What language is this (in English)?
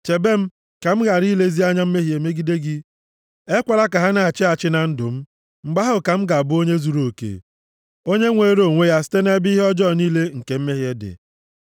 Igbo